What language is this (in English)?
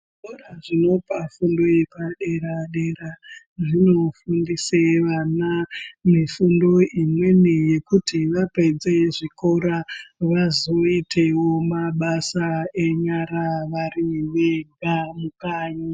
Ndau